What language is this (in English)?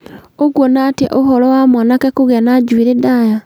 Kikuyu